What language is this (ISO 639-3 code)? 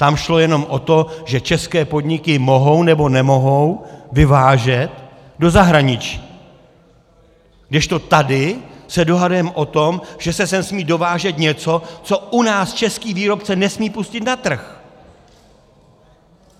ces